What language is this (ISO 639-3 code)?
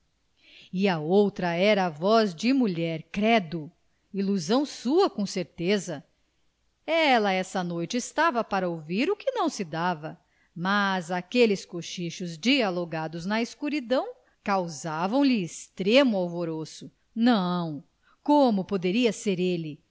por